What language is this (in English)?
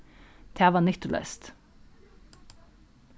Faroese